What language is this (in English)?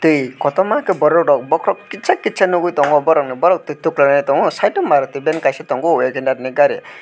Kok Borok